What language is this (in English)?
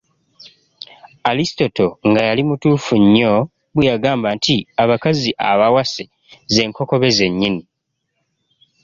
Ganda